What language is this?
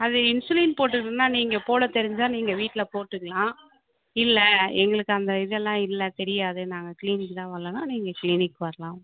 Tamil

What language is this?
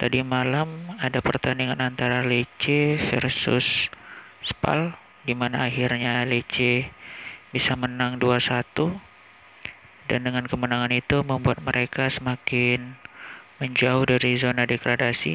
Indonesian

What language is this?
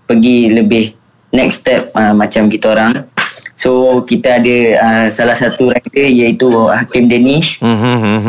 Malay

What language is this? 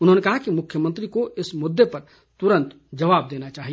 Hindi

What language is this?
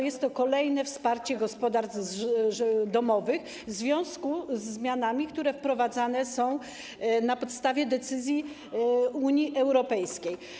Polish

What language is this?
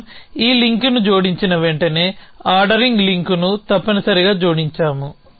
Telugu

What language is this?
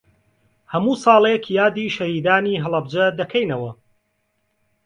Central Kurdish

